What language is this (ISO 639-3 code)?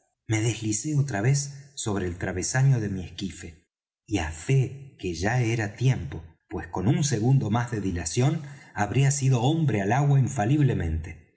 spa